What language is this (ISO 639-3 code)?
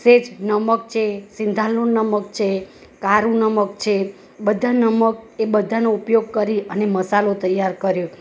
guj